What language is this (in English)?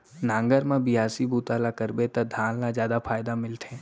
Chhattisgarhi